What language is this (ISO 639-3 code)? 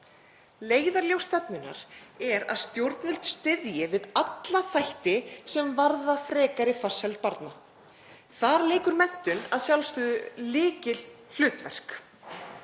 isl